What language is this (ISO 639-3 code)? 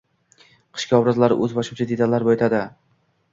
uzb